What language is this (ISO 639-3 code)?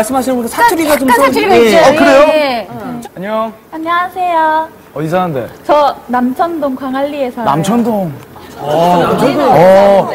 kor